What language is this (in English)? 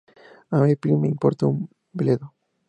Spanish